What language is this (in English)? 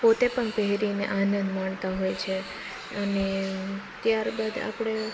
Gujarati